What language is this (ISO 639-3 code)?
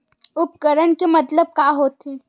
hne